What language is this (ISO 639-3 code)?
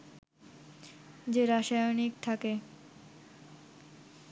ben